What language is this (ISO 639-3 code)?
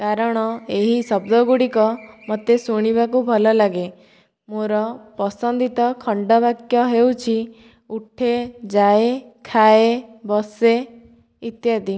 ori